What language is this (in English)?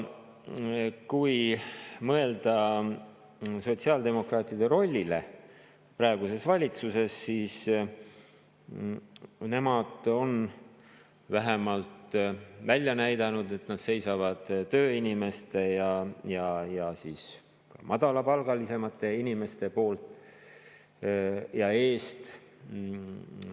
Estonian